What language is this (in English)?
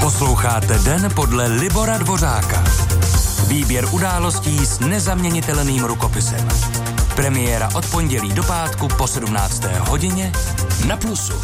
Czech